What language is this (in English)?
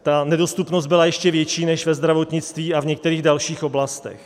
Czech